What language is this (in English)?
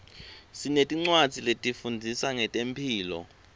Swati